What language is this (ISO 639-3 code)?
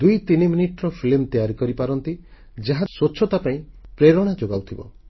ori